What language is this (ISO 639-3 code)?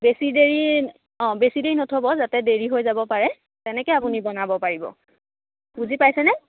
asm